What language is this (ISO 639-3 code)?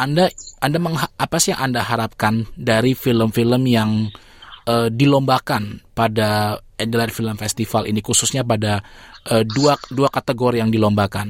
ind